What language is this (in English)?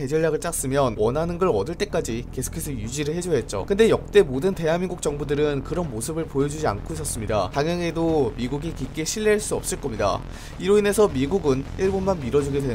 Korean